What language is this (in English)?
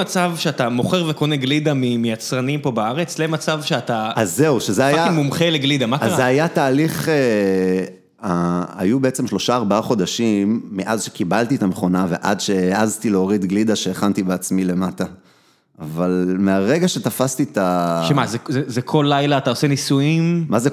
Hebrew